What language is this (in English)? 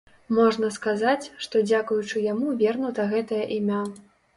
Belarusian